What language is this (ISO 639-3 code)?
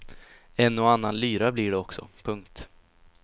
swe